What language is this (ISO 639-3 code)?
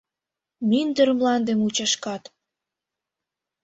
chm